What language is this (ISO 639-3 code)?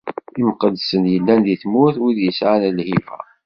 kab